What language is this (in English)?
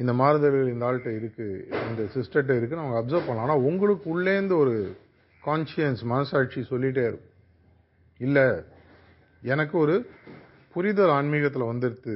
Tamil